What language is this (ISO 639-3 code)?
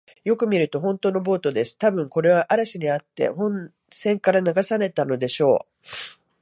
jpn